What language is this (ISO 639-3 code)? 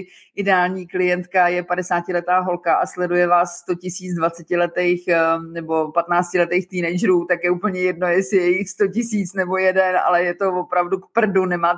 ces